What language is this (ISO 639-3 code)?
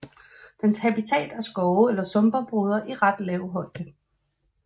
dan